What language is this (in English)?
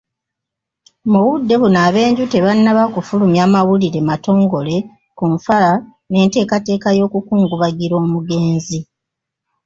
Ganda